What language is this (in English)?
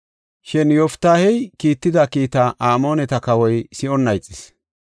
Gofa